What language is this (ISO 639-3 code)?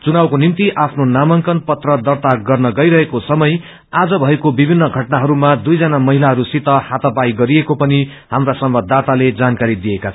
nep